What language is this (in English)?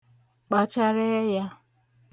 Igbo